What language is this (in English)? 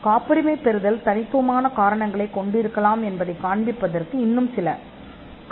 Tamil